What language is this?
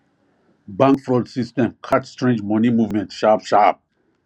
Nigerian Pidgin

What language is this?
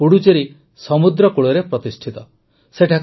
Odia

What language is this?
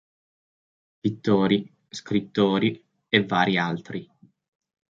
Italian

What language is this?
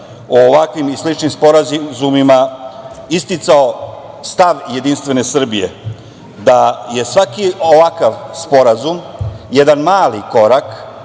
Serbian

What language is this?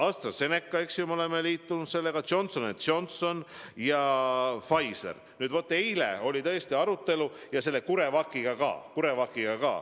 Estonian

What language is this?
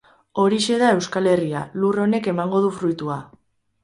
Basque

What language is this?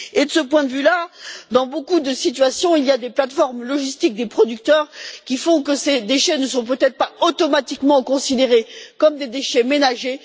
French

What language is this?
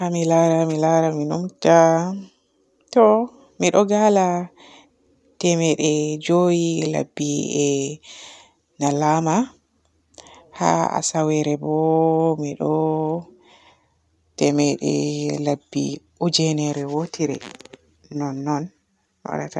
Borgu Fulfulde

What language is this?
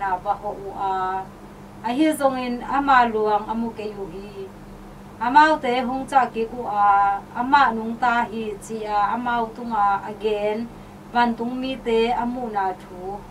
Thai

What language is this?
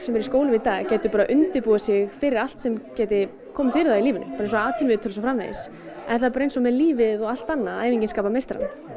Icelandic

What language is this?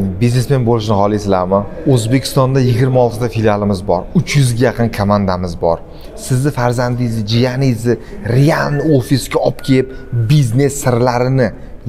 Turkish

